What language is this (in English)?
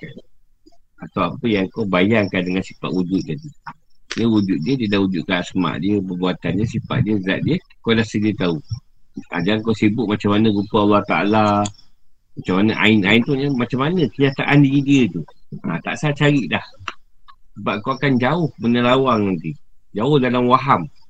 Malay